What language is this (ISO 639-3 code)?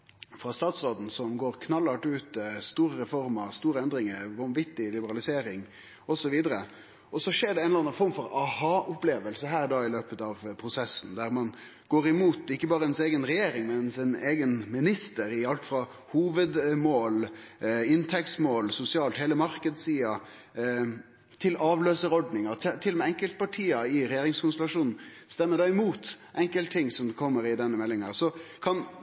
nno